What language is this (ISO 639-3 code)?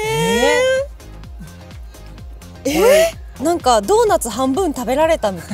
jpn